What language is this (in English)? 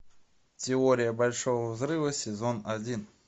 Russian